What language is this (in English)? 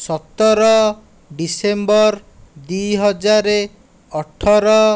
Odia